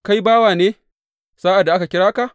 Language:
Hausa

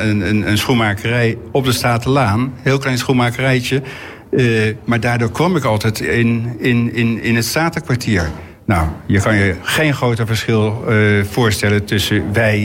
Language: Dutch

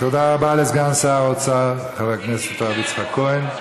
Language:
Hebrew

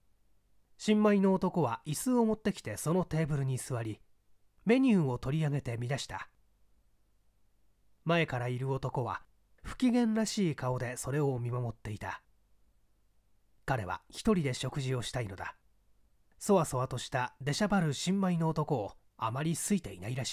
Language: Japanese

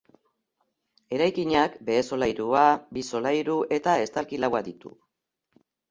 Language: Basque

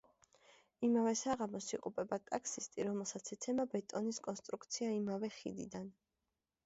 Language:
Georgian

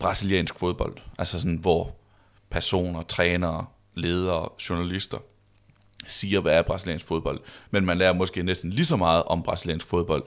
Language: Danish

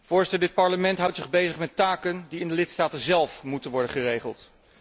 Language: Dutch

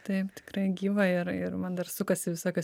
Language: Lithuanian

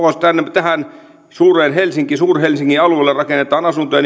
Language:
Finnish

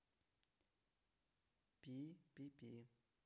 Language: Russian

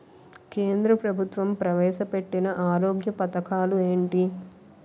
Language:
Telugu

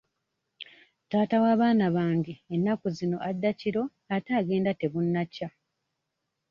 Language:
Ganda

